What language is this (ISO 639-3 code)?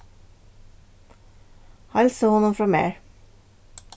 fao